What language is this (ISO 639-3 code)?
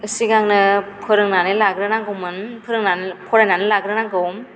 brx